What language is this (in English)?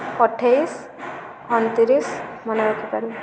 Odia